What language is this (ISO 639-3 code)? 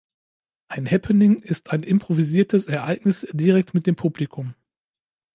deu